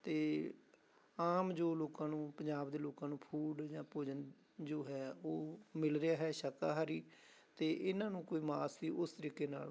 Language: Punjabi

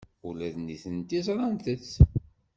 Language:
Kabyle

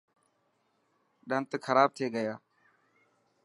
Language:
Dhatki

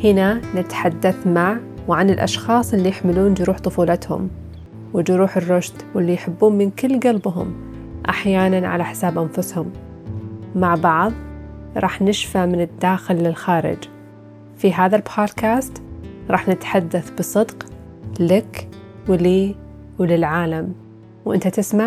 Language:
Arabic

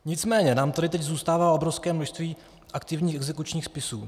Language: Czech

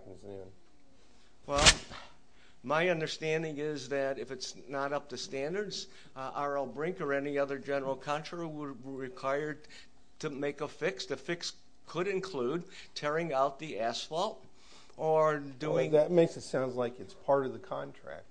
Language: English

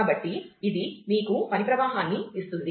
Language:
Telugu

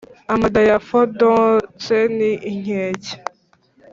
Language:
Kinyarwanda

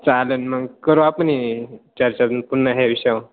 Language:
Marathi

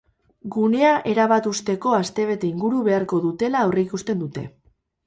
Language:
Basque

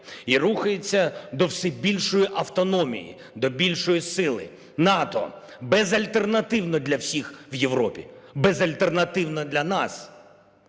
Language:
Ukrainian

